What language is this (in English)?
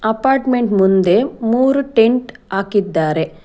Kannada